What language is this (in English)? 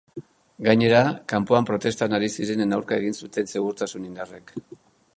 Basque